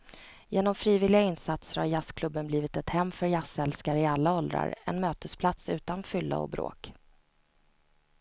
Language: Swedish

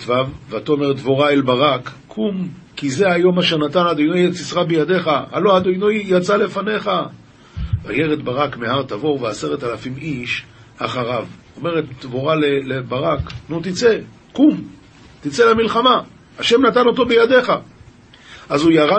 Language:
Hebrew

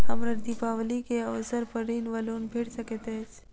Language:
Maithili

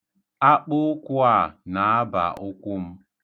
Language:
Igbo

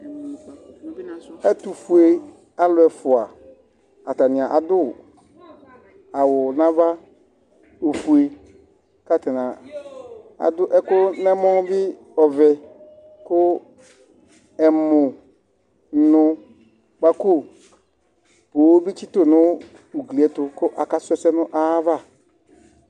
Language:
Ikposo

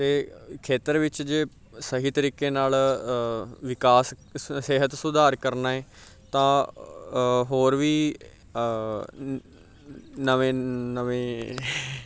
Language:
Punjabi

